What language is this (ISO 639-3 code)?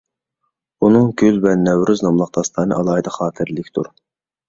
uig